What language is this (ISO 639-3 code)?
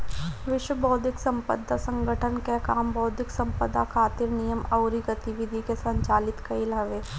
bho